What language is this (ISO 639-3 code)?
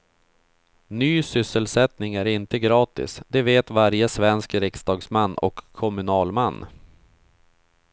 swe